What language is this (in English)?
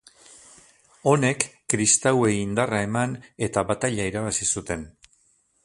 Basque